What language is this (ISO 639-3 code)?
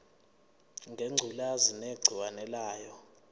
zul